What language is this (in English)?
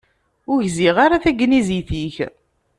Kabyle